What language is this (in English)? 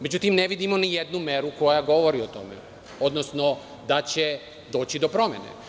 Serbian